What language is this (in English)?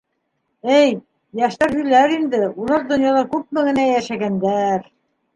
Bashkir